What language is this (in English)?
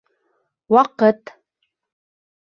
Bashkir